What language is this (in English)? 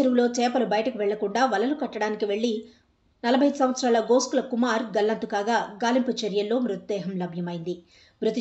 Telugu